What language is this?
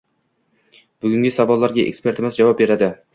Uzbek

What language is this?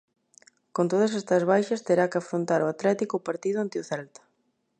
Galician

